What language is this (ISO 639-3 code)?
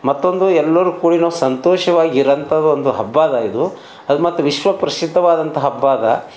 kan